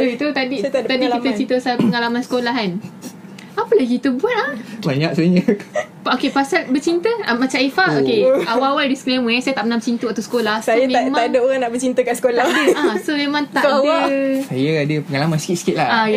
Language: Malay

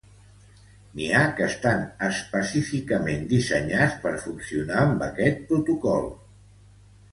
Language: Catalan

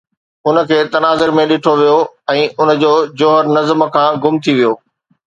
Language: Sindhi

